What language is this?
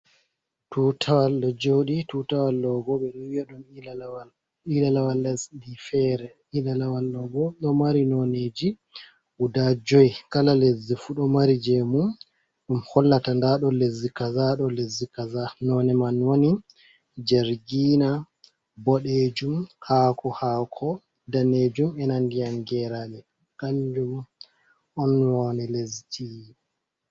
Fula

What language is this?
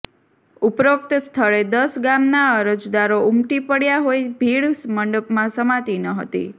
Gujarati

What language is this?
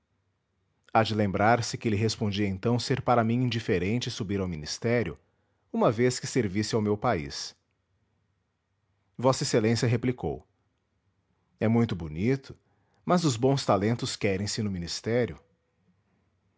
Portuguese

